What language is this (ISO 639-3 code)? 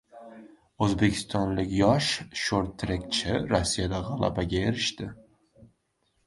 uzb